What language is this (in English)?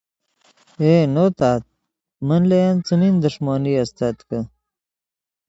Yidgha